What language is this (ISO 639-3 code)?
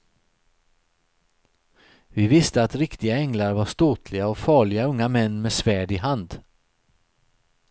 swe